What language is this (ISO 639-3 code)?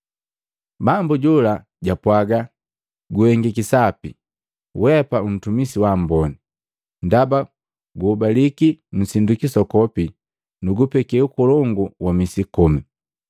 mgv